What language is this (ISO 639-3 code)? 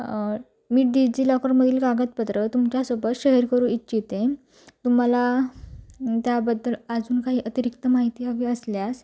mar